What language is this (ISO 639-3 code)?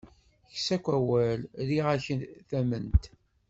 kab